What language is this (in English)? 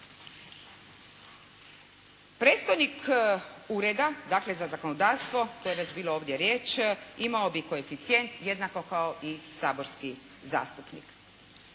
Croatian